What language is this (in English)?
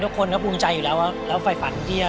Thai